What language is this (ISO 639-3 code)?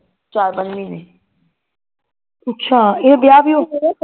pan